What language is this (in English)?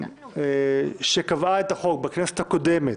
Hebrew